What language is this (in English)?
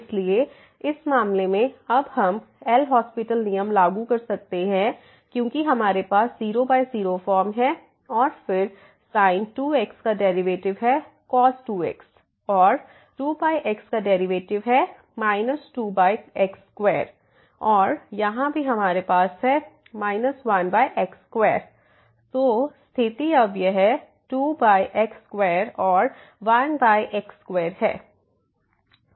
Hindi